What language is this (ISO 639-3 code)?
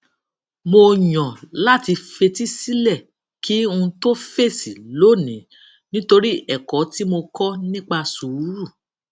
yor